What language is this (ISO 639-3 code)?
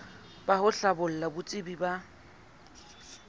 sot